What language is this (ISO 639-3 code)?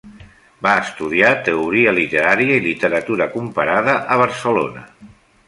cat